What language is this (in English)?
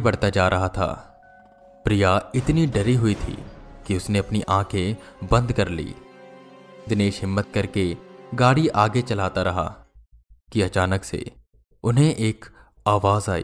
Hindi